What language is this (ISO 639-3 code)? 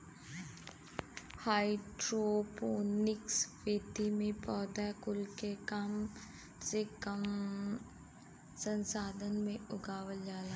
bho